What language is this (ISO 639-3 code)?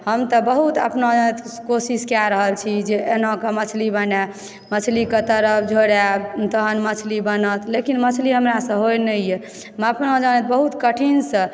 mai